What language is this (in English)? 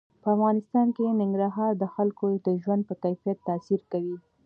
Pashto